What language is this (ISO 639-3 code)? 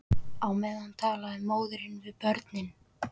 isl